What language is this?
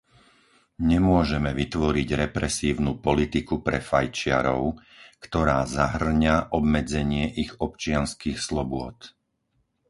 Slovak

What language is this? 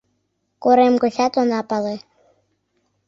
Mari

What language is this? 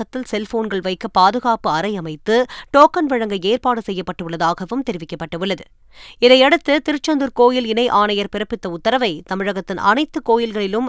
Tamil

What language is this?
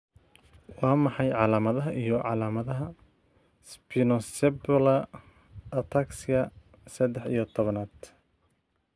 Somali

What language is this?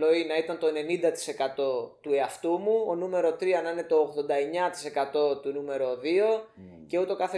Greek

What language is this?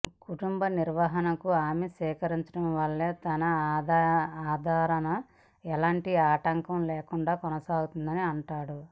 Telugu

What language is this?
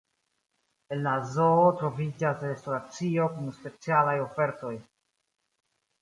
Esperanto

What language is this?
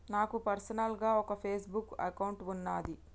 Telugu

